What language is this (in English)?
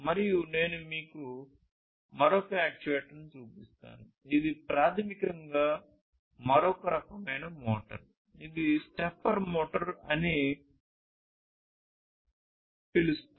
Telugu